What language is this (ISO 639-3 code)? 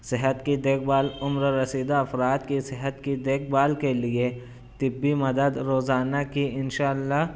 urd